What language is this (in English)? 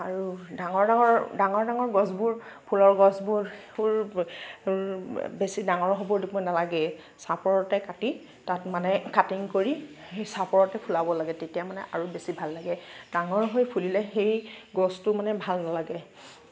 Assamese